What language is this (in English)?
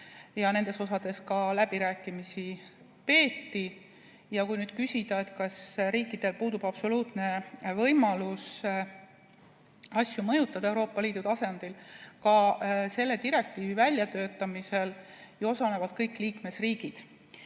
Estonian